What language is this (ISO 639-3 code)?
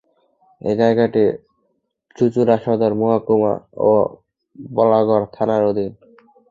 ben